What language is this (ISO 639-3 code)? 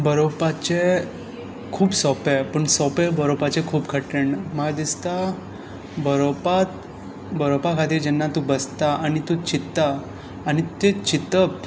kok